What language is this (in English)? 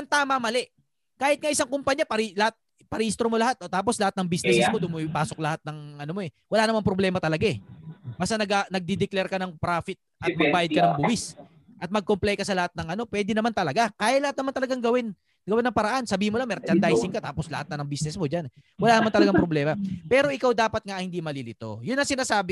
Filipino